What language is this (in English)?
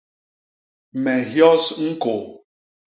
Basaa